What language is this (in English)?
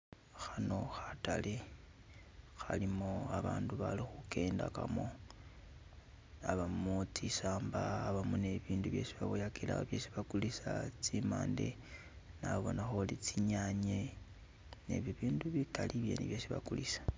Masaaba